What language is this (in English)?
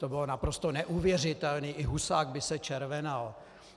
Czech